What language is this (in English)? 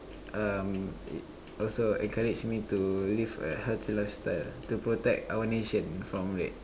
English